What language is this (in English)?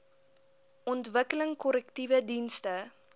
Afrikaans